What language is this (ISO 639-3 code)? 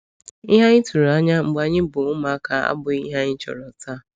ibo